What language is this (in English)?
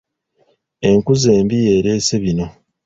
Ganda